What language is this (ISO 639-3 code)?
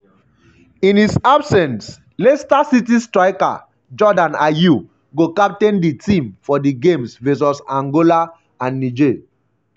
pcm